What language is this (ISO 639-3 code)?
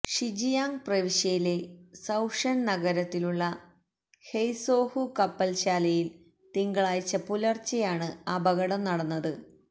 mal